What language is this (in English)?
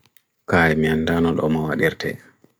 Bagirmi Fulfulde